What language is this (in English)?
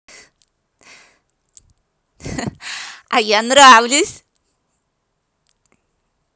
Russian